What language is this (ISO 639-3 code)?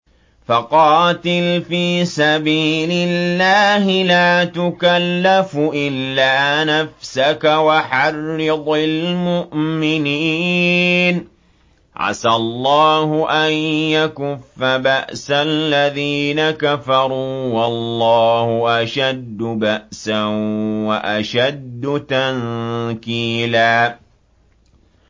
ara